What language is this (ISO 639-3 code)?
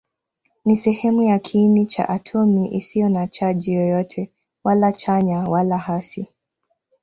swa